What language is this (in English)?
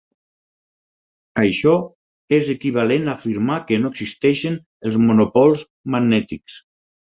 Catalan